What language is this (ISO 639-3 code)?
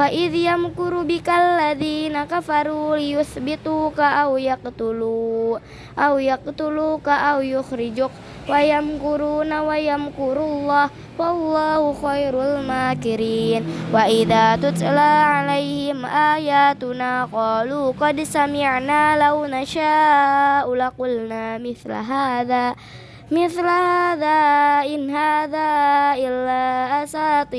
ind